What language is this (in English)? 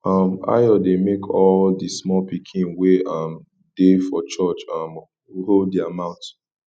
Nigerian Pidgin